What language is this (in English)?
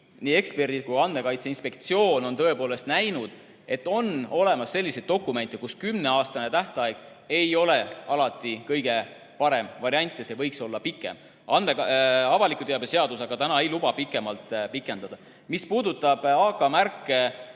Estonian